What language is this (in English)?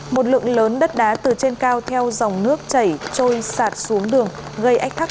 Vietnamese